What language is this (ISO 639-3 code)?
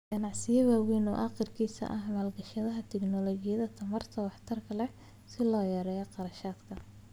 som